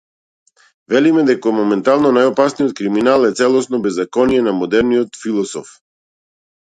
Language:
Macedonian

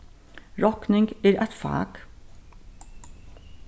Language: Faroese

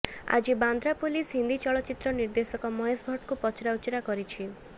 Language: Odia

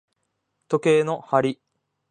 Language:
Japanese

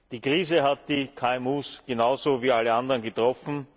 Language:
German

